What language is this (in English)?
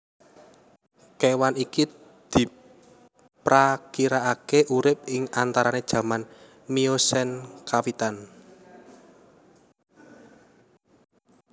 Javanese